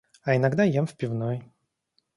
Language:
Russian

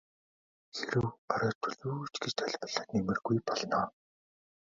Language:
Mongolian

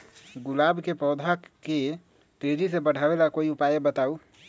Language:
Magahi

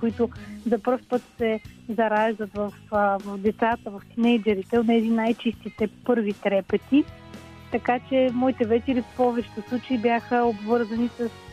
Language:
Bulgarian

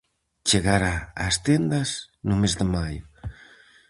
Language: Galician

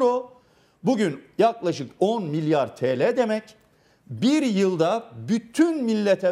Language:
Turkish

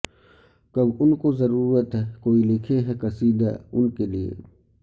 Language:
Urdu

